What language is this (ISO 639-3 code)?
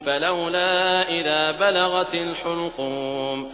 ara